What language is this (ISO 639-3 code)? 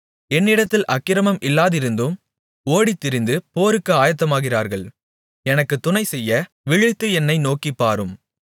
tam